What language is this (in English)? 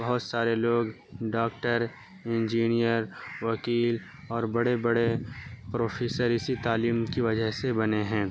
Urdu